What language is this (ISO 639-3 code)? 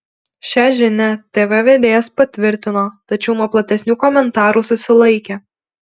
lit